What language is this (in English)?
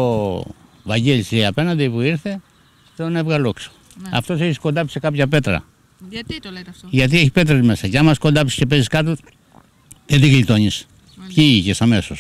Greek